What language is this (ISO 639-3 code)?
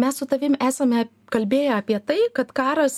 lit